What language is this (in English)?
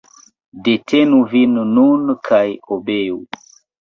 Esperanto